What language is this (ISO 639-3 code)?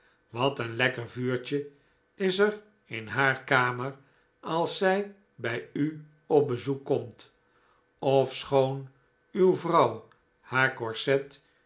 nld